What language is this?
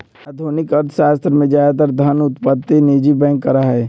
Magahi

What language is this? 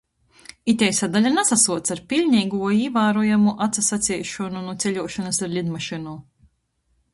Latgalian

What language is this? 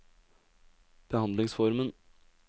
Norwegian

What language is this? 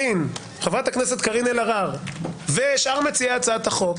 Hebrew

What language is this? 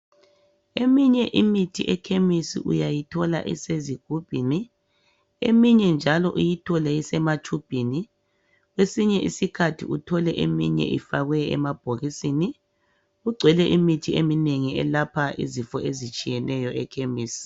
North Ndebele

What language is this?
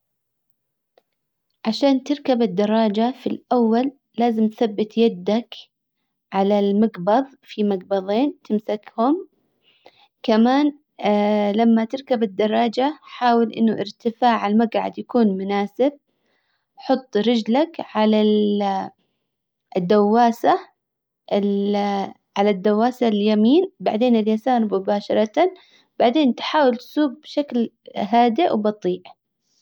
Hijazi Arabic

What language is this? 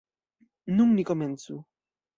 Esperanto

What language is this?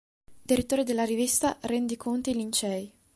Italian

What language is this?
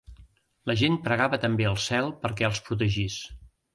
Catalan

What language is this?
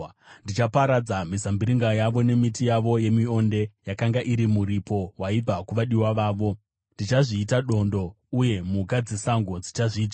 Shona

